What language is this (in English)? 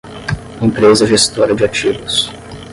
Portuguese